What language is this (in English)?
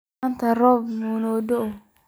Somali